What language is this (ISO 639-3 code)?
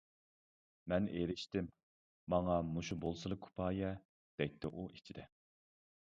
uig